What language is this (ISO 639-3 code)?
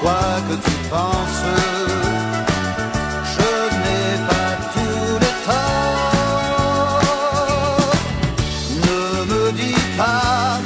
ara